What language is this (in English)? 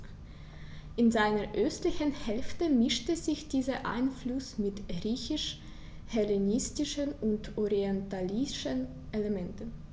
German